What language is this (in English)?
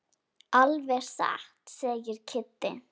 Icelandic